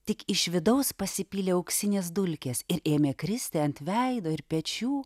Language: Lithuanian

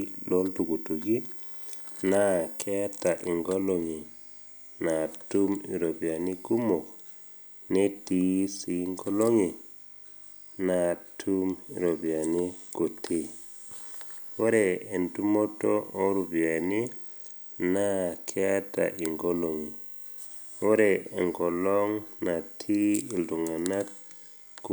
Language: Masai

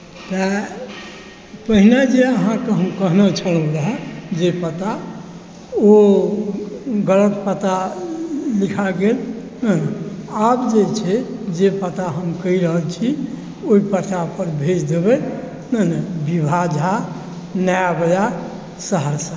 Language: Maithili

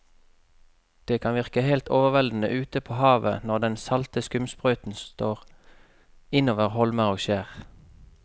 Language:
Norwegian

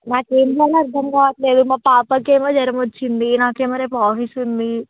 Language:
Telugu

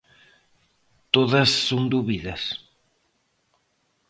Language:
Galician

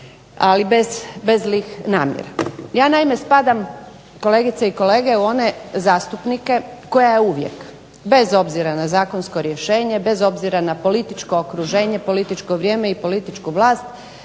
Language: Croatian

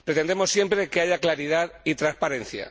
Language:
Spanish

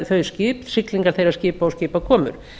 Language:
Icelandic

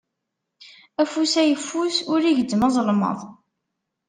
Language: Kabyle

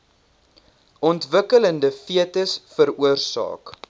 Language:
Afrikaans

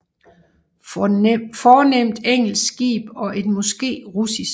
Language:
Danish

